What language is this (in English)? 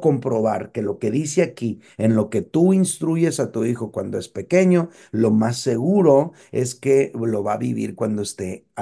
Spanish